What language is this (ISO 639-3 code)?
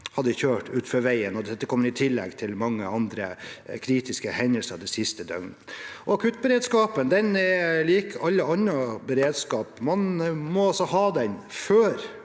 nor